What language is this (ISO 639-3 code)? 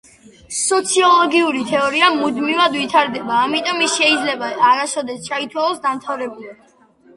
kat